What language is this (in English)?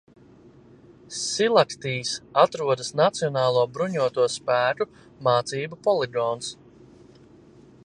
Latvian